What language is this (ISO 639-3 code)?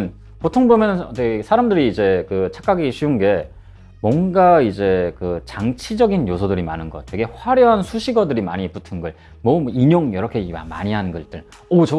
kor